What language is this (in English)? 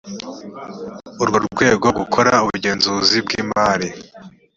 Kinyarwanda